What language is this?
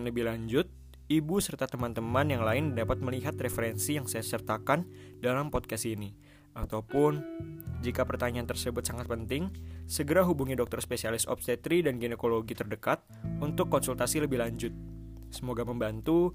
Indonesian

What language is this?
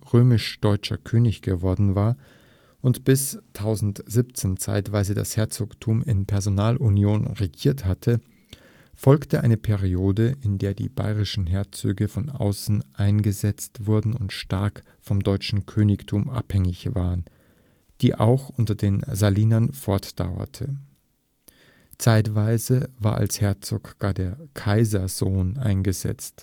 German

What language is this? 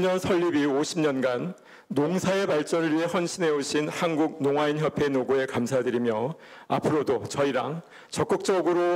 Korean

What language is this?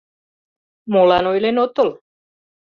Mari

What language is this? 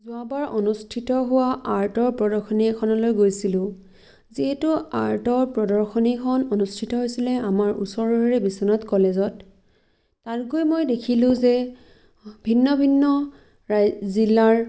Assamese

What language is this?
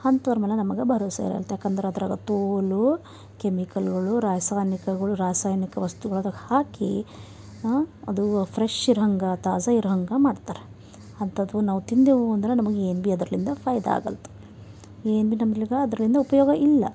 Kannada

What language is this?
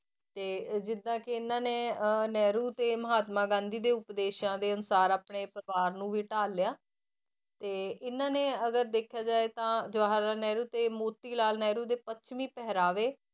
Punjabi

